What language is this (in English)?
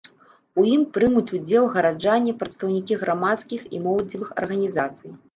Belarusian